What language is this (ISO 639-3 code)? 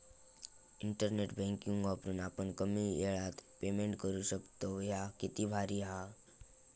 mar